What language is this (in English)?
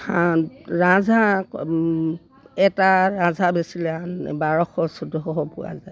Assamese